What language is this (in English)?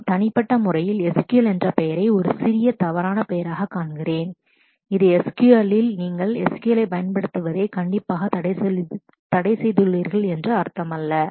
Tamil